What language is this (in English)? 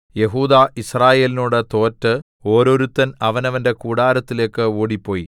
Malayalam